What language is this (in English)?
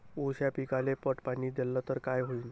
Marathi